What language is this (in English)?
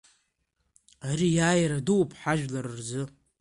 Abkhazian